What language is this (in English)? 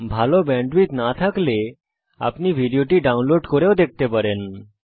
Bangla